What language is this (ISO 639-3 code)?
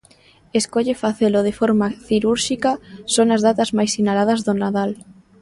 glg